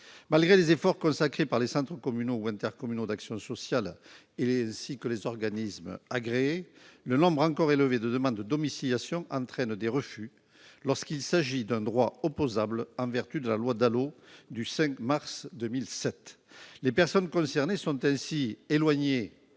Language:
French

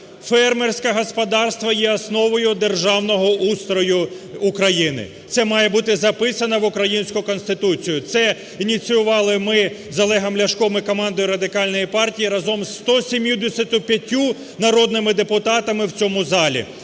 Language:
Ukrainian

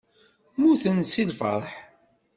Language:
Kabyle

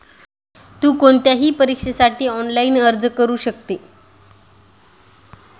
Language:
Marathi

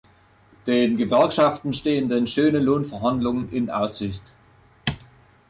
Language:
German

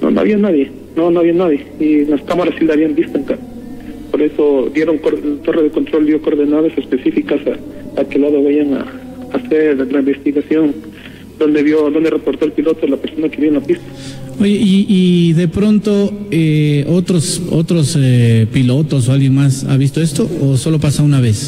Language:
Spanish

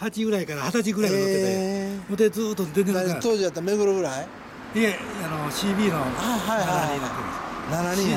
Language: Japanese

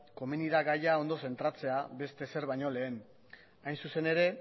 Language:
Basque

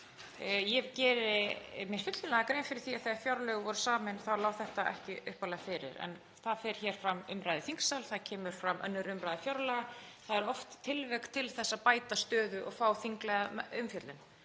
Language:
Icelandic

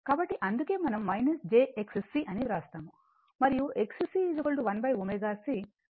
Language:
Telugu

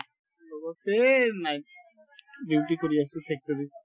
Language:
Assamese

